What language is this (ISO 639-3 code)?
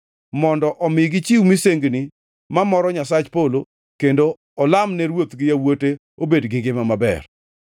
luo